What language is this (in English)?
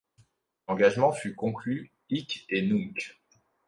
French